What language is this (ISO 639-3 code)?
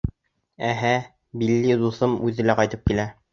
bak